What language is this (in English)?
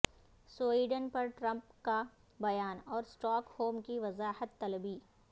Urdu